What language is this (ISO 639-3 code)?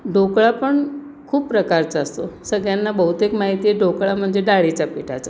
mar